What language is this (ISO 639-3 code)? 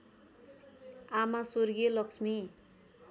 nep